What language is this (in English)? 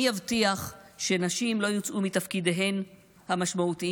Hebrew